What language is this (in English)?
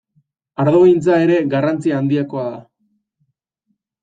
Basque